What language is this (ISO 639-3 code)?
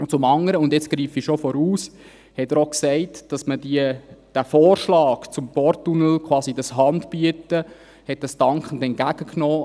gsw